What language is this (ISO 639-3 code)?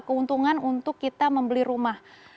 ind